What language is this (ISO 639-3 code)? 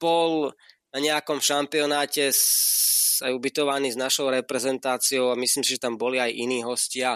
slk